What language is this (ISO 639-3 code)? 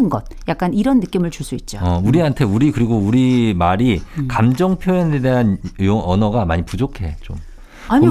kor